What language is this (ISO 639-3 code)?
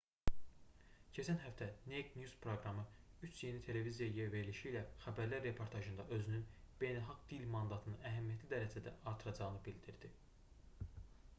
aze